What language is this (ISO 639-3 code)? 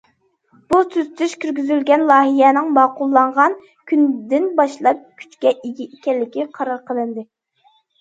uig